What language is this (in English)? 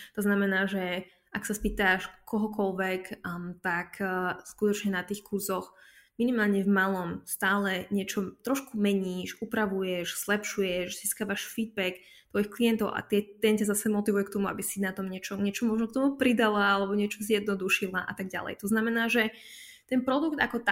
Slovak